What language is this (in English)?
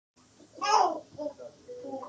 Pashto